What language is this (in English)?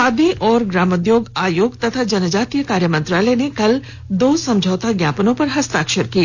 Hindi